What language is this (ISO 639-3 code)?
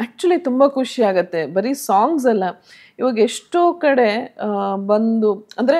kan